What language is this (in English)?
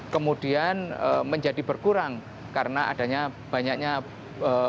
Indonesian